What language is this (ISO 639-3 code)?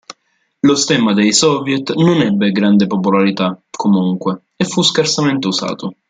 ita